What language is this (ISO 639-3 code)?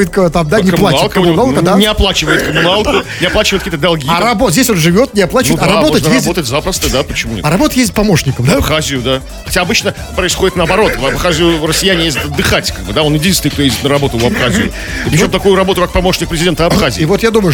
rus